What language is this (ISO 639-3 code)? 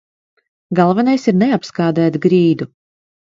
lav